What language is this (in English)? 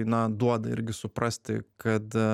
Lithuanian